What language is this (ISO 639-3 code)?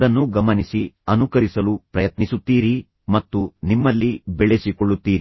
kan